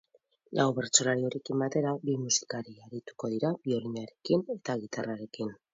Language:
Basque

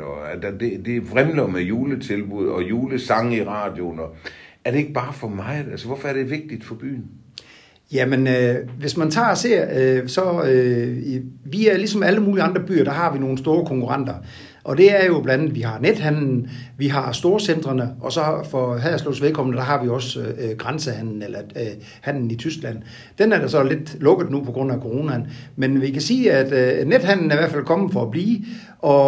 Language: Danish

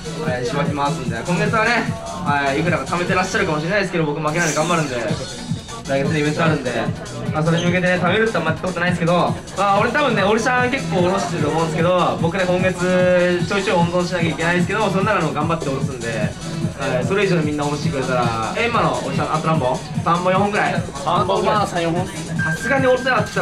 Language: Japanese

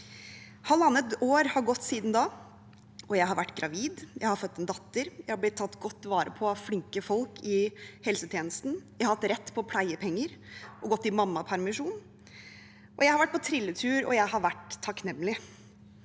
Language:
Norwegian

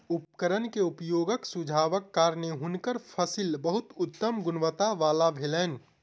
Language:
Maithili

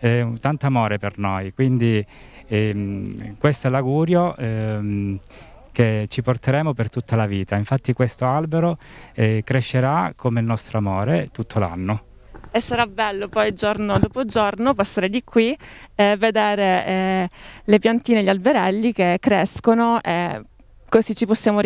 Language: Italian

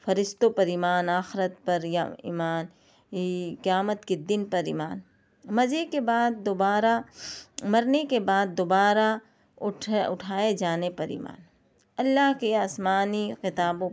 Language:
Urdu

